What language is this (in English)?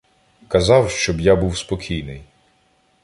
Ukrainian